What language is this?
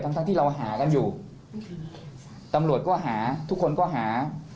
Thai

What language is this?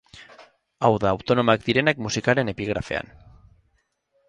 Basque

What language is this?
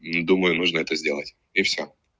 Russian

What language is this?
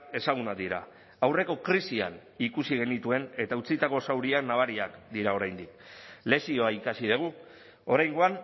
Basque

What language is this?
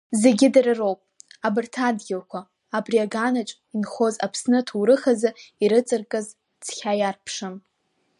Abkhazian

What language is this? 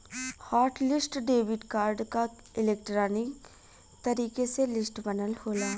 Bhojpuri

